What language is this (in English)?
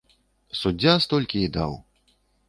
Belarusian